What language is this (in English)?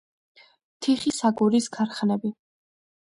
Georgian